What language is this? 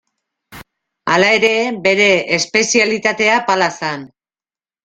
Basque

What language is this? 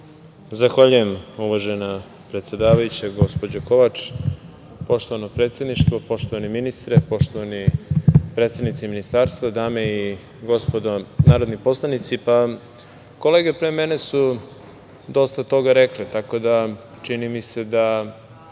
Serbian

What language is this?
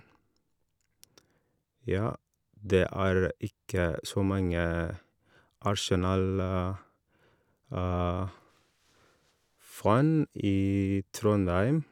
Norwegian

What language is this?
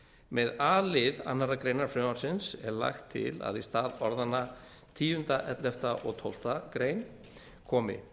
Icelandic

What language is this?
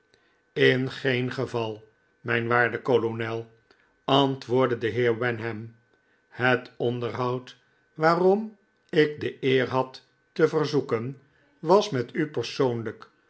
Dutch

